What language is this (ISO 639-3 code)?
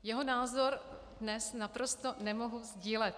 ces